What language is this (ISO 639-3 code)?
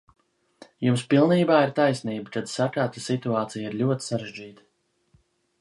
lav